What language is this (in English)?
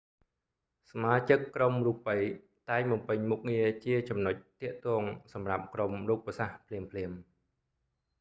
Khmer